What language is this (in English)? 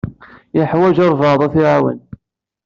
Kabyle